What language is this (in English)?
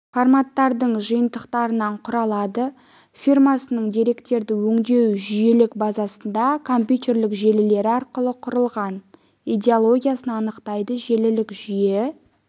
Kazakh